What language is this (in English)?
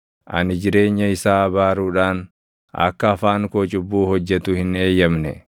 Oromo